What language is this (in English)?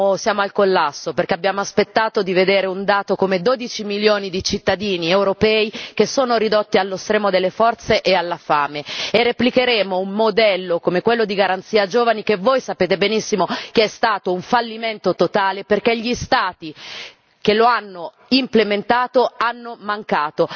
Italian